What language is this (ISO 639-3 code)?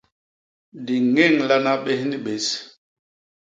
bas